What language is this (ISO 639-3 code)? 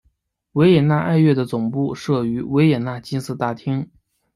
zho